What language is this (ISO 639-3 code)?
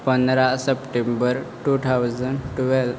kok